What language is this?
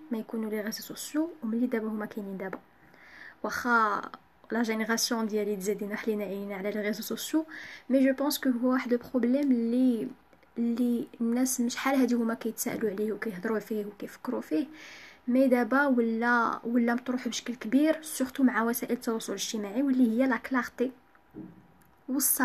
Arabic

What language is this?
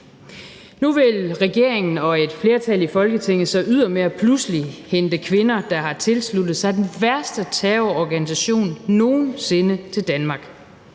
Danish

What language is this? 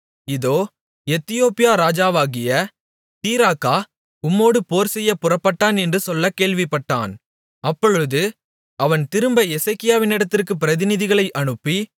Tamil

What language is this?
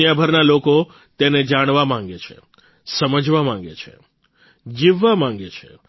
Gujarati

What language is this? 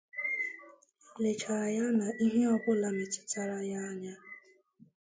Igbo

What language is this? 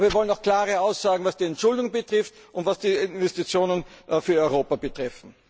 German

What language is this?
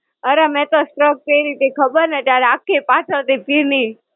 Gujarati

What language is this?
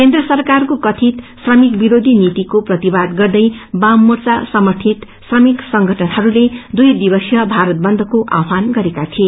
Nepali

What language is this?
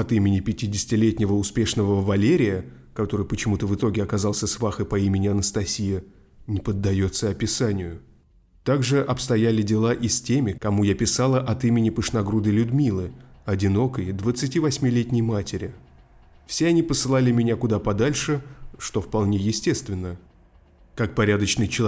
Russian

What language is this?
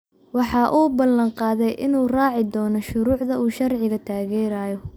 Somali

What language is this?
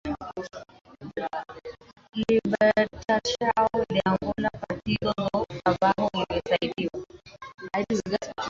Swahili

